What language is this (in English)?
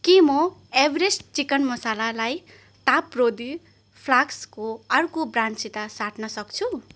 Nepali